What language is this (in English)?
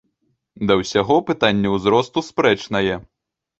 Belarusian